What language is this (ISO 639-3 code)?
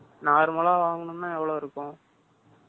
tam